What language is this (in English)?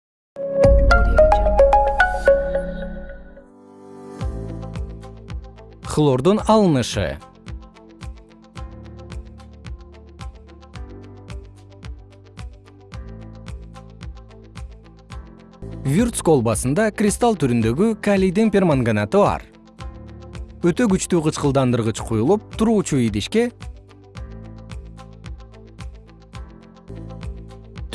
Kyrgyz